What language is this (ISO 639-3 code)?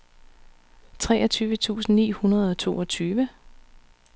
dan